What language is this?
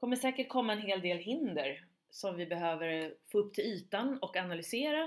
Swedish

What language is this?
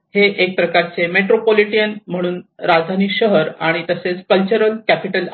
Marathi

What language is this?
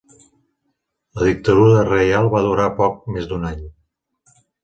Catalan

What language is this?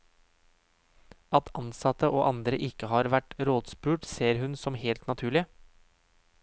Norwegian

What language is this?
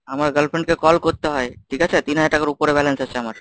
Bangla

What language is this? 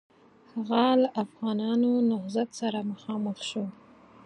Pashto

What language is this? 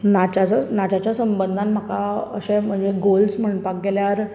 Konkani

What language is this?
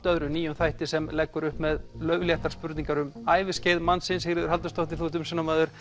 Icelandic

